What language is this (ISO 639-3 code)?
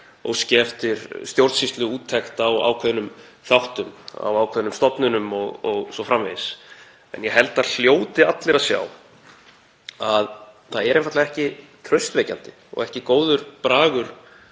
isl